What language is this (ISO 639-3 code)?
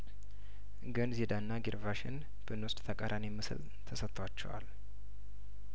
amh